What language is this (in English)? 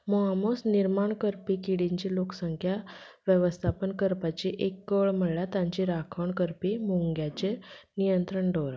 Konkani